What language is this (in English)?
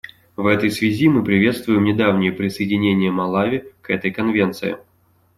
Russian